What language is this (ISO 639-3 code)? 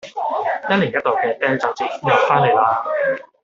yue